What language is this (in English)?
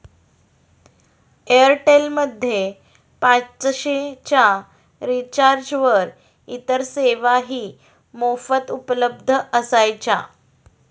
Marathi